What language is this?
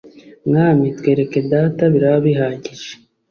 Kinyarwanda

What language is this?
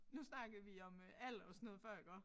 Danish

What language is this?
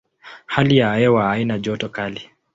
Swahili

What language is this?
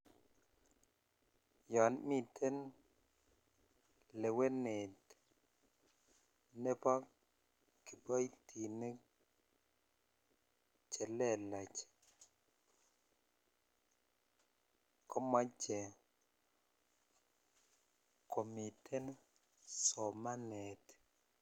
Kalenjin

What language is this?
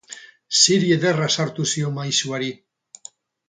Basque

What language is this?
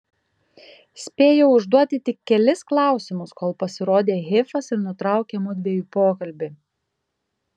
Lithuanian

